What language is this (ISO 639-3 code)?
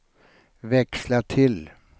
swe